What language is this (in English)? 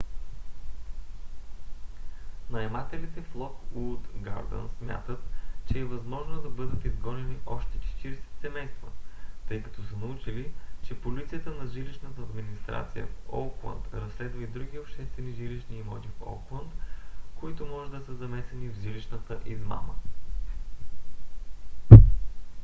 Bulgarian